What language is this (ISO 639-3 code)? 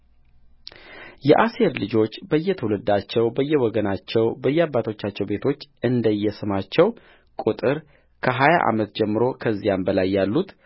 amh